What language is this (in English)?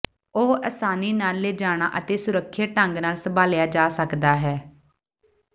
Punjabi